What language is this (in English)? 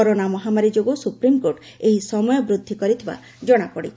Odia